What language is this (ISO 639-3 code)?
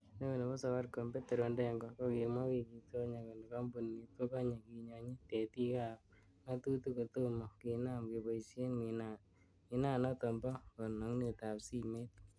kln